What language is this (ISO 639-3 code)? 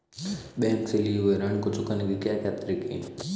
hin